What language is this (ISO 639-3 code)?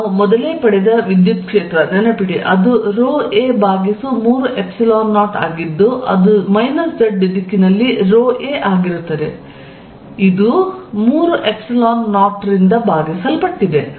kan